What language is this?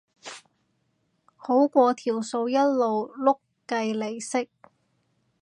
Cantonese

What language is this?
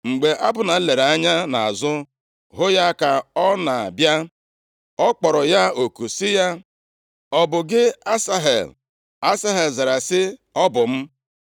Igbo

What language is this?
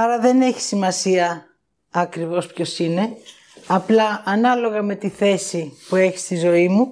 Greek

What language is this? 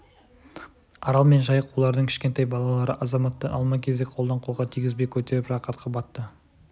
Kazakh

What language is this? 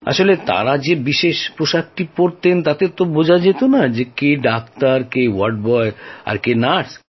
Bangla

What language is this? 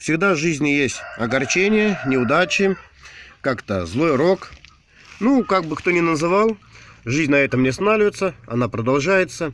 Russian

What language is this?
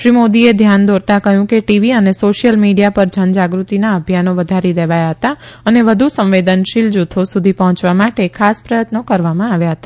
Gujarati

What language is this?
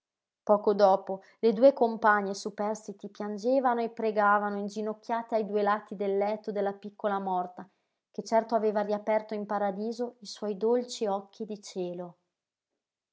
Italian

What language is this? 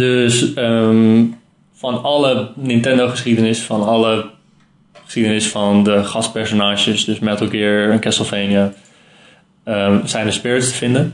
Dutch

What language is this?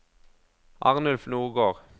Norwegian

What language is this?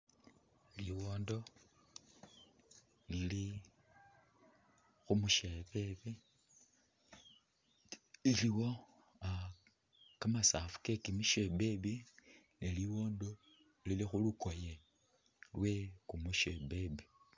Masaaba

